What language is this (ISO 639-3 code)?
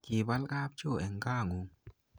kln